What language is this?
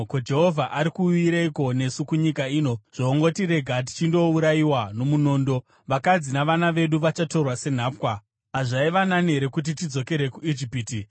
Shona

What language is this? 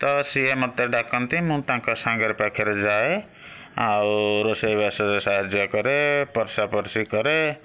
Odia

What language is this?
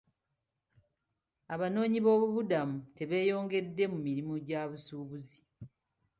Ganda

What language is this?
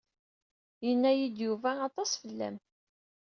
Kabyle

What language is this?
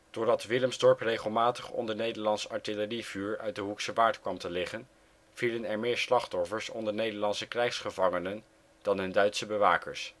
Dutch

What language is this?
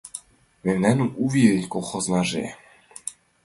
Mari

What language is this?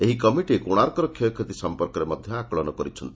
Odia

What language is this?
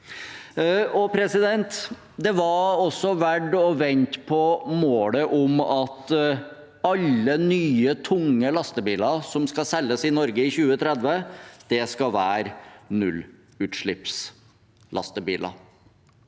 Norwegian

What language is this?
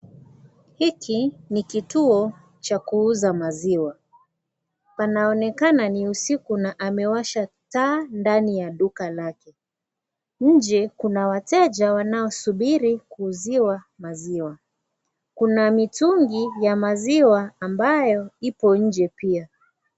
Swahili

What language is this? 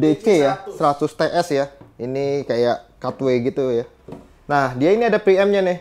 Indonesian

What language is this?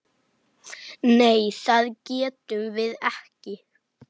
Icelandic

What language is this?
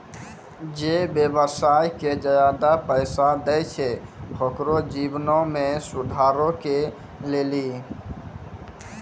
Maithili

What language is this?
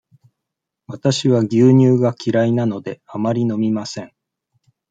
Japanese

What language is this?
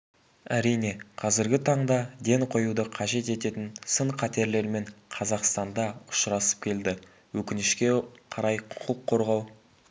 Kazakh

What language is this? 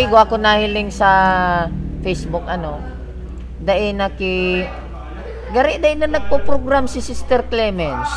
Filipino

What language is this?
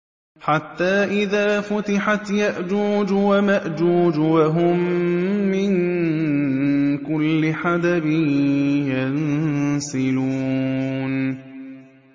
Arabic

